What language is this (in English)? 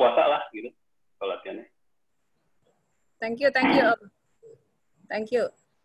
Indonesian